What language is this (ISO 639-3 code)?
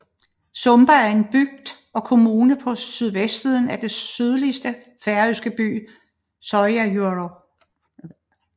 dan